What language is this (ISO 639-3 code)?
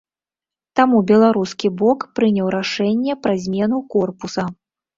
bel